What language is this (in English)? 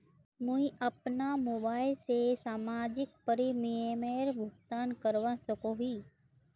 Magahi